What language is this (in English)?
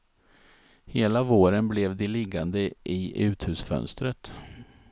Swedish